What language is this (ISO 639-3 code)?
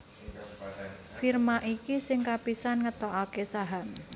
jav